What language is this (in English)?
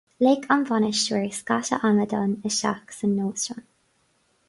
Irish